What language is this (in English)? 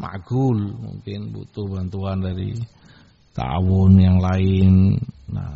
Indonesian